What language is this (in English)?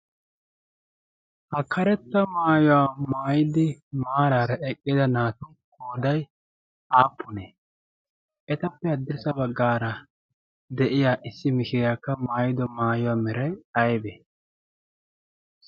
Wolaytta